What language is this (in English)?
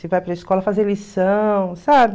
Portuguese